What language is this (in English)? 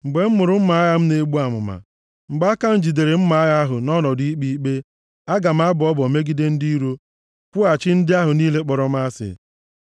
Igbo